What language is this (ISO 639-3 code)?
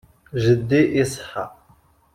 kab